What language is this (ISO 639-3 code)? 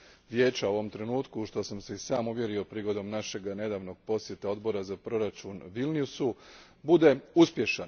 hrv